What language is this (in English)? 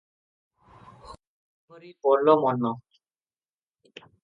Odia